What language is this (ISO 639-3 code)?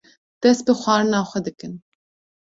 kur